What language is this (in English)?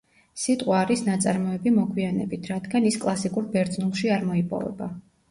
Georgian